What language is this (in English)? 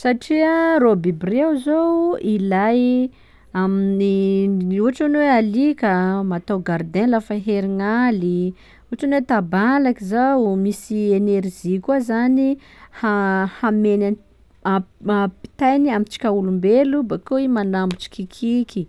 Sakalava Malagasy